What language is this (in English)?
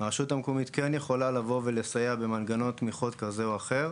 Hebrew